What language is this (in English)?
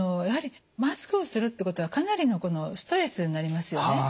Japanese